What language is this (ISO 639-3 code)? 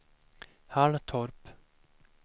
swe